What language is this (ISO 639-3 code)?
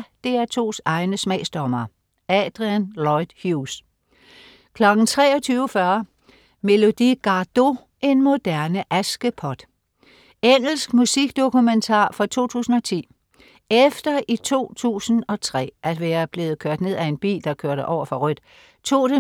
dan